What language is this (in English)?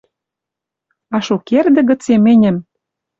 Western Mari